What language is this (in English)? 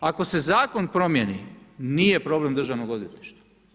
Croatian